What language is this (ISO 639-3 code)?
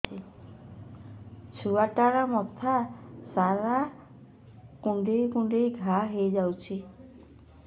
ori